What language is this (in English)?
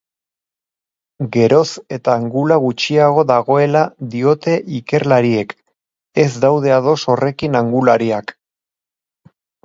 Basque